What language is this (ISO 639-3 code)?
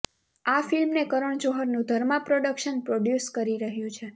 guj